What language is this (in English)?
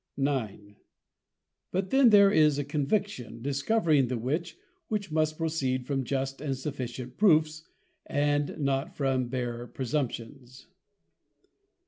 English